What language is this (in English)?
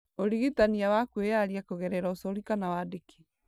Kikuyu